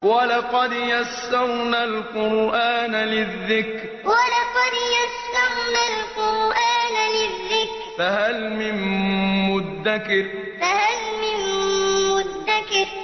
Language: Arabic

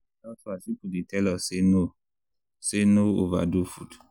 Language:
Nigerian Pidgin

